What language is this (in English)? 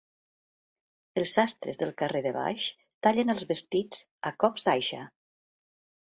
Catalan